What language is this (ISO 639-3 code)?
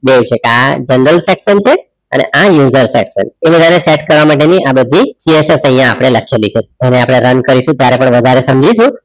guj